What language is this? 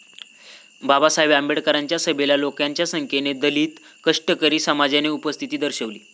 Marathi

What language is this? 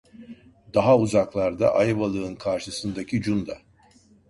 Turkish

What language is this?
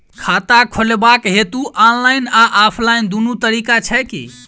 Maithili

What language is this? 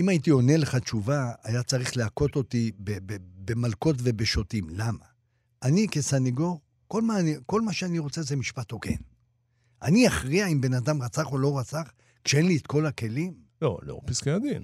Hebrew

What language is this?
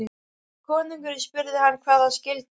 Icelandic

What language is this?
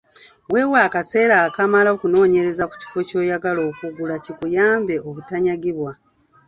Ganda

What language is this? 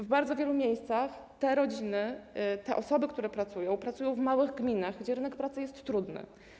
Polish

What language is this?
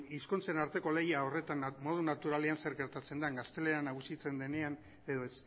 Basque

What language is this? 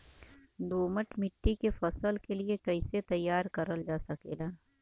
Bhojpuri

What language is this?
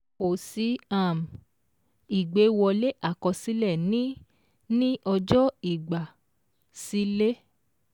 Yoruba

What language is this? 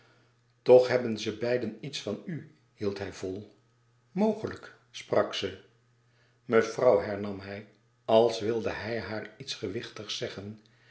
Dutch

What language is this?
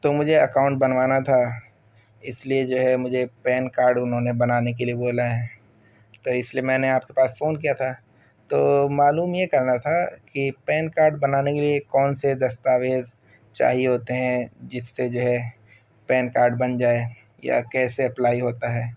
Urdu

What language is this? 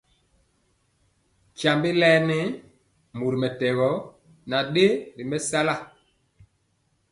Mpiemo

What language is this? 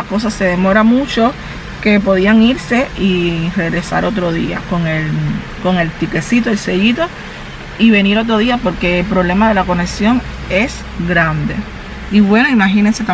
Spanish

